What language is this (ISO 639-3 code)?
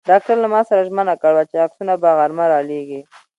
pus